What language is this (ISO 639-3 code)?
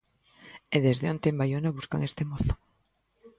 glg